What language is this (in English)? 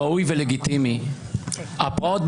Hebrew